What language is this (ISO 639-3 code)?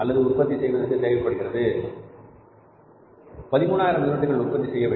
tam